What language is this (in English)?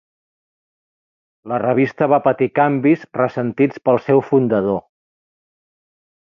Catalan